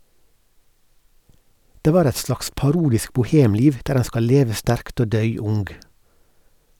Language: Norwegian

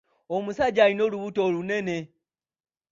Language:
Ganda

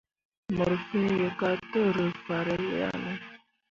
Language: Mundang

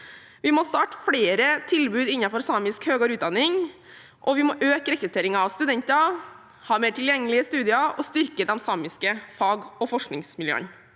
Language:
Norwegian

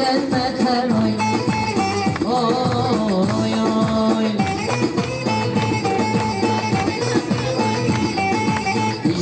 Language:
Turkish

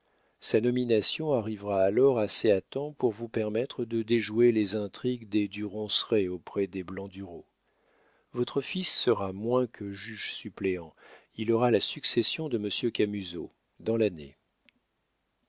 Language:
French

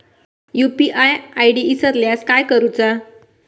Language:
Marathi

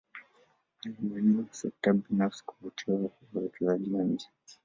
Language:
Swahili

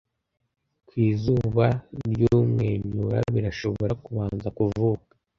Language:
Kinyarwanda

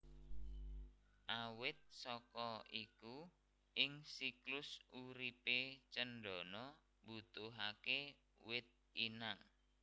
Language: Javanese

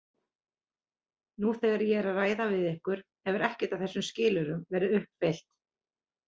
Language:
Icelandic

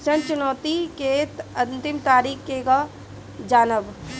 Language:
Bhojpuri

